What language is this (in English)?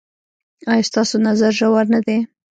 Pashto